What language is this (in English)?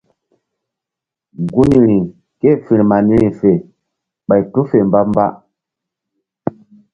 Mbum